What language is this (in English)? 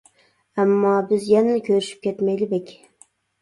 Uyghur